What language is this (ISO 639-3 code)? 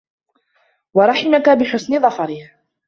ara